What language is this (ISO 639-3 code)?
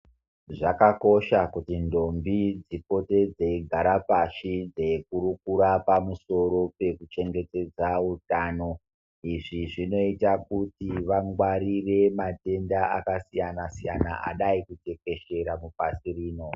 ndc